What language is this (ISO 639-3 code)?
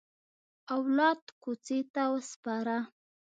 pus